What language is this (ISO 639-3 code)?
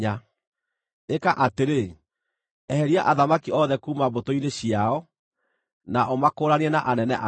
kik